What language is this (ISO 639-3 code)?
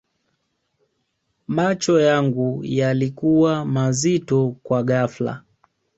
swa